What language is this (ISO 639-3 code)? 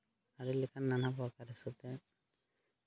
sat